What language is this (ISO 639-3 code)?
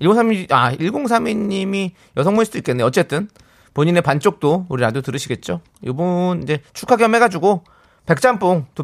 kor